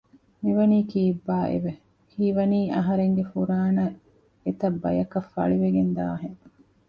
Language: Divehi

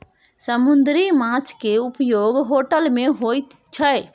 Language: Maithili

